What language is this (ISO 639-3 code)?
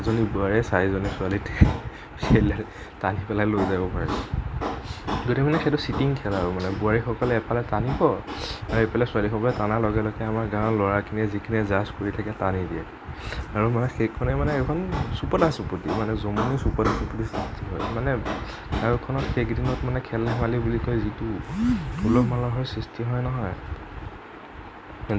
asm